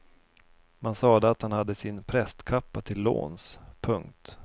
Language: Swedish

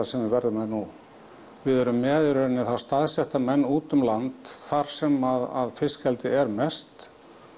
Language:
Icelandic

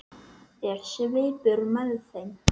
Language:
Icelandic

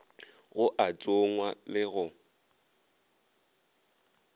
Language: Northern Sotho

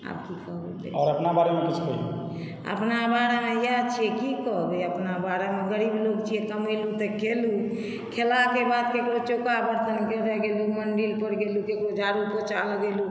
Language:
Maithili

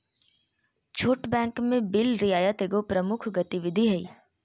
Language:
Magahi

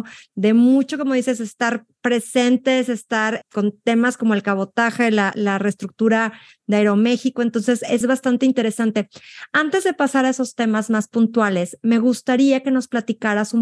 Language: Spanish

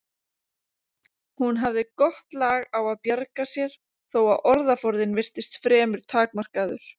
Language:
Icelandic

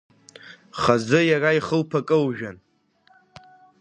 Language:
Abkhazian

